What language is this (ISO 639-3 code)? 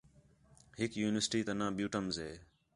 xhe